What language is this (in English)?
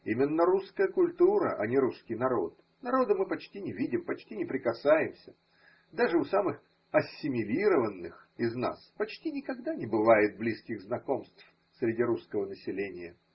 Russian